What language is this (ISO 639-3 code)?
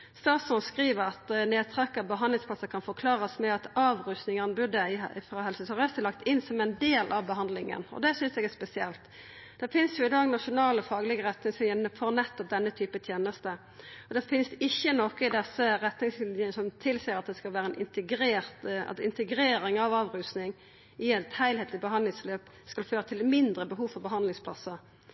nno